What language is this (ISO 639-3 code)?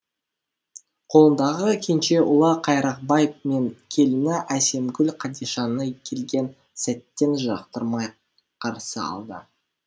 kaz